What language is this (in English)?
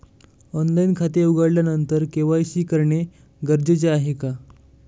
Marathi